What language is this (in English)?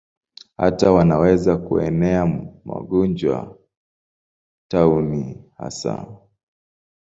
Swahili